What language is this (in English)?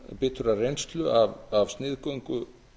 Icelandic